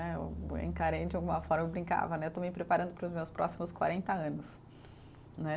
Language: Portuguese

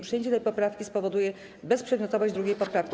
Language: Polish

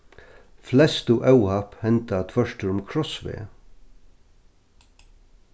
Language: Faroese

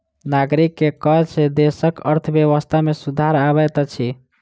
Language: Maithili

